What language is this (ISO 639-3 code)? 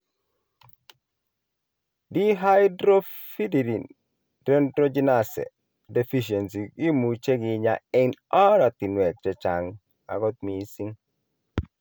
kln